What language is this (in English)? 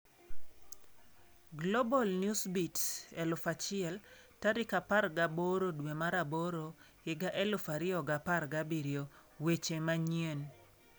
Luo (Kenya and Tanzania)